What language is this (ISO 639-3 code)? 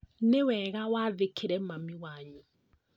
kik